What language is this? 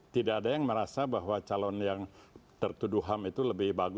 Indonesian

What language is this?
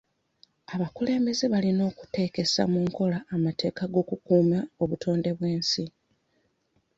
Ganda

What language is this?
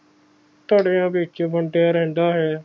Punjabi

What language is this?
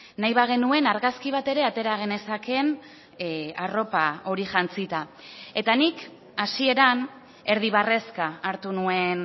Basque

